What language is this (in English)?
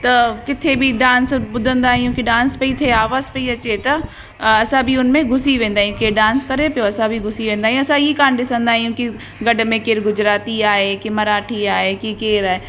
Sindhi